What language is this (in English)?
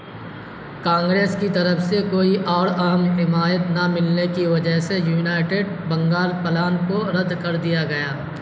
Urdu